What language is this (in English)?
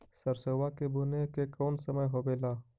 Magahi